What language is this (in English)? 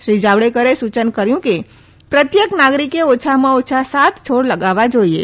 Gujarati